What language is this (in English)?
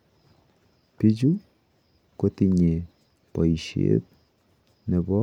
Kalenjin